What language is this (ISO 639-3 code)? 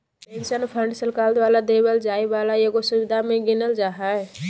mag